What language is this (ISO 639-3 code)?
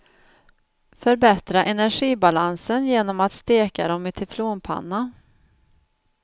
swe